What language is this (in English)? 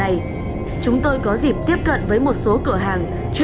Vietnamese